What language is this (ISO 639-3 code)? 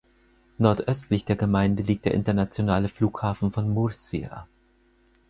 deu